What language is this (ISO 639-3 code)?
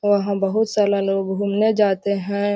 mag